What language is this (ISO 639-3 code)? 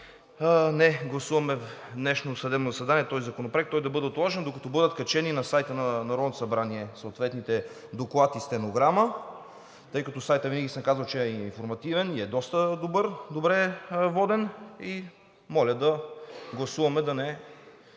bul